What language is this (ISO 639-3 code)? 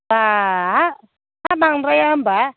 brx